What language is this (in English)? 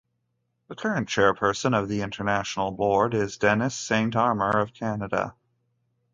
English